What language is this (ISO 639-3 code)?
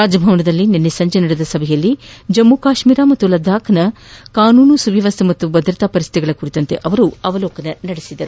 kan